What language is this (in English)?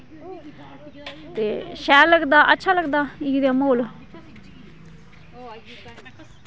Dogri